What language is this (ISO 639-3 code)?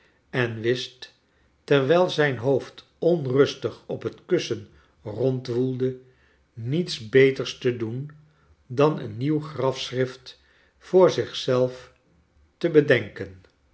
nld